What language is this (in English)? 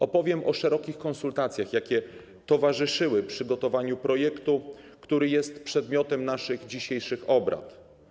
Polish